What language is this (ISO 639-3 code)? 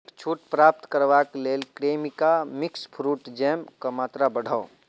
mai